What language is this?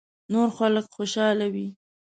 Pashto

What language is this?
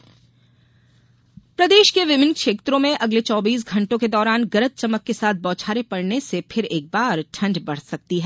Hindi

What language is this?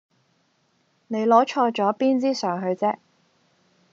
Cantonese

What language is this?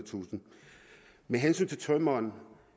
Danish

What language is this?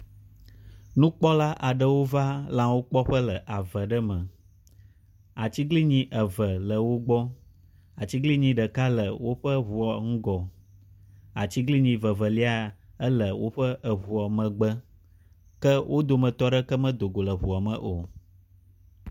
Ewe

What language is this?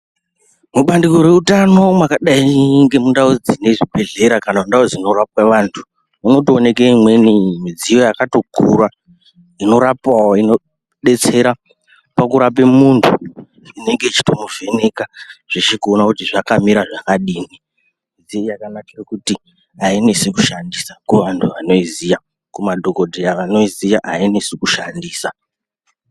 Ndau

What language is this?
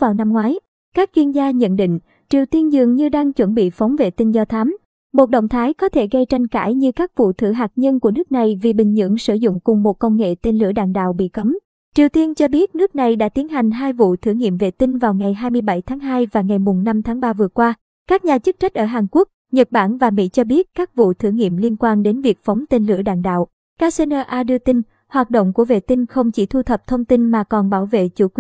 Vietnamese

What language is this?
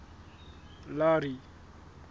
Southern Sotho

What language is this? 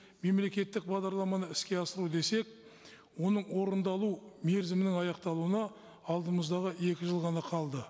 Kazakh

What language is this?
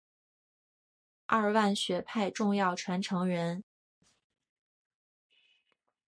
Chinese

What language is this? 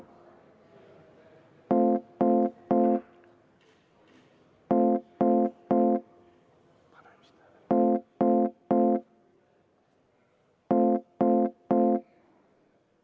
Estonian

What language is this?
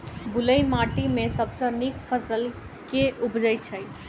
Maithili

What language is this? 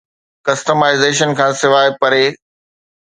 Sindhi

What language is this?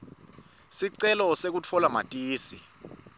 Swati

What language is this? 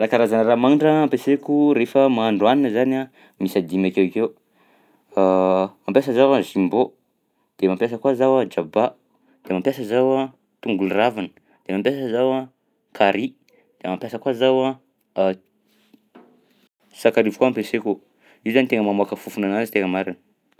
Southern Betsimisaraka Malagasy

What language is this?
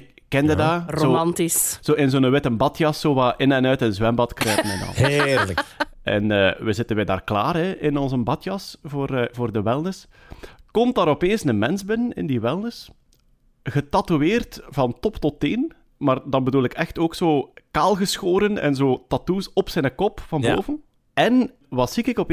Dutch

